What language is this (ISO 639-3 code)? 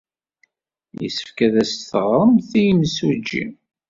kab